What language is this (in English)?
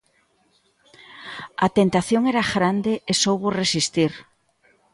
Galician